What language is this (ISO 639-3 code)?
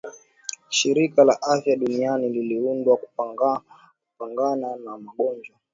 swa